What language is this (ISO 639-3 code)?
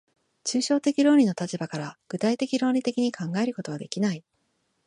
jpn